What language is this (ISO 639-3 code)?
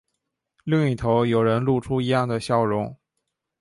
zho